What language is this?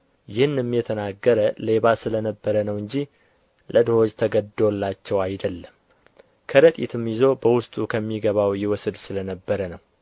Amharic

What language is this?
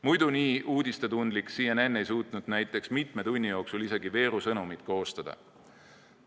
Estonian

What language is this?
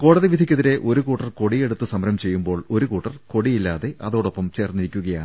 Malayalam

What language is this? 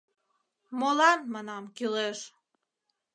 Mari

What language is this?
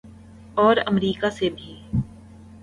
Urdu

